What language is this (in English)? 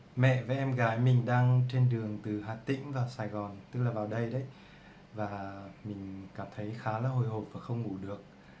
Vietnamese